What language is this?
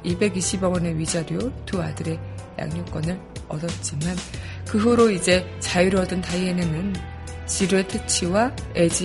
Korean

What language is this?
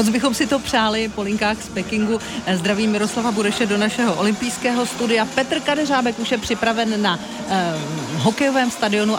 Czech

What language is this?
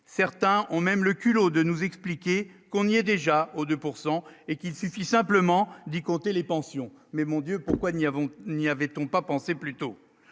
French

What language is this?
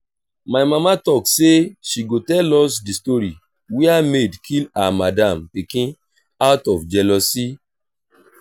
Nigerian Pidgin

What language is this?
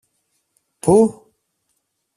Greek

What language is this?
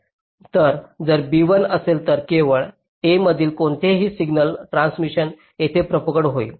Marathi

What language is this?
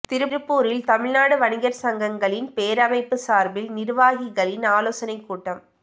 Tamil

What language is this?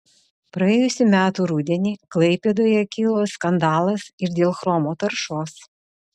Lithuanian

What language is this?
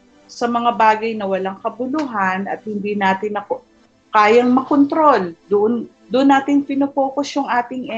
Filipino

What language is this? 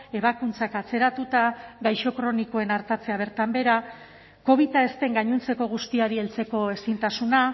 Basque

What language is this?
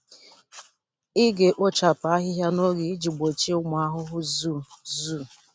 Igbo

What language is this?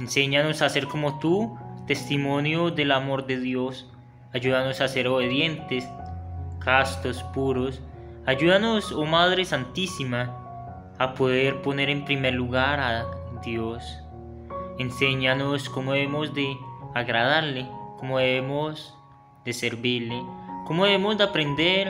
Spanish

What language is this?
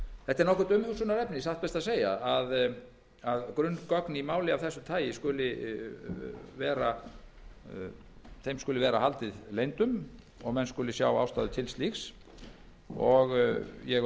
Icelandic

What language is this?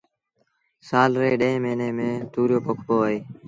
Sindhi Bhil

